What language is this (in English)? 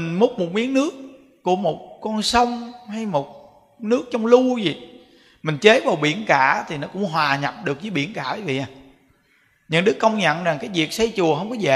Vietnamese